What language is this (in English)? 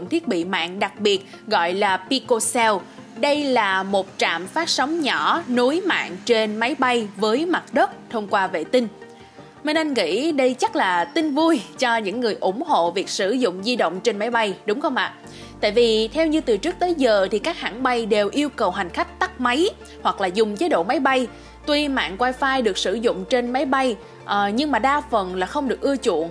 Vietnamese